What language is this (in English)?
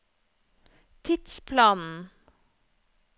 Norwegian